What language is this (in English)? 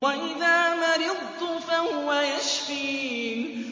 Arabic